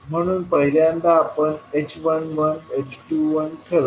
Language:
Marathi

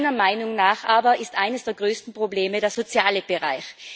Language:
German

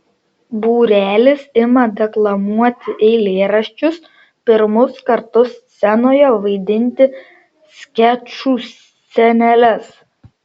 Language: Lithuanian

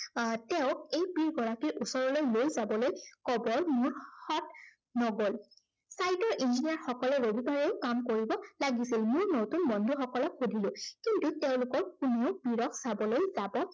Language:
Assamese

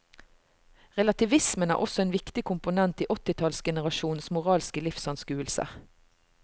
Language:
Norwegian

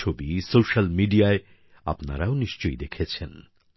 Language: Bangla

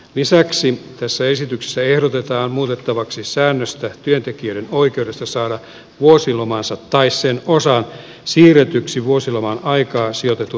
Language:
Finnish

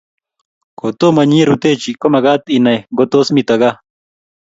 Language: Kalenjin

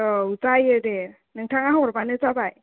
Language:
Bodo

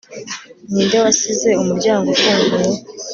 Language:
Kinyarwanda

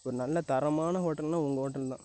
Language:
Tamil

